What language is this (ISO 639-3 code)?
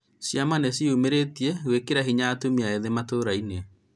kik